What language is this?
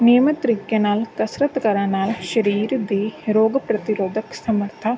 Punjabi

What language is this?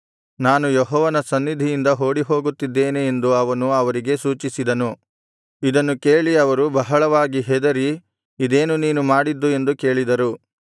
Kannada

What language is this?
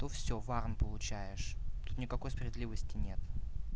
Russian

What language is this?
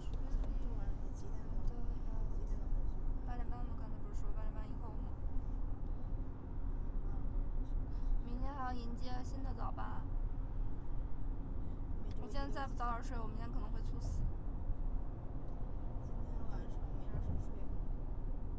Chinese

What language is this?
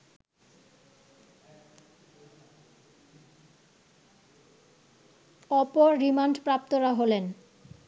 Bangla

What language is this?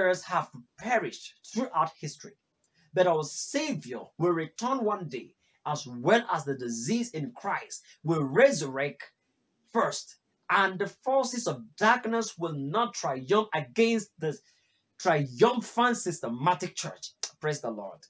English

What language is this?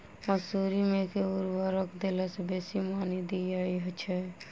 Maithili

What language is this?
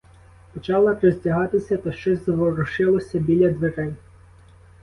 Ukrainian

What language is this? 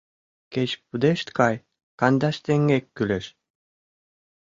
Mari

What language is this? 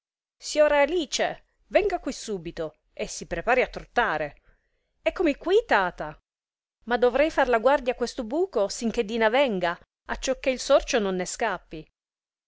Italian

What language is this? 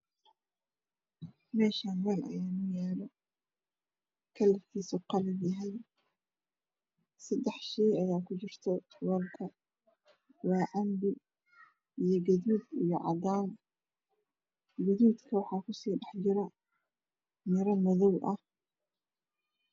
Somali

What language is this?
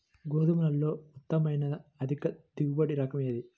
Telugu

